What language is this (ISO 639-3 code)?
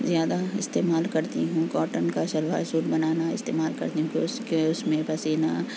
urd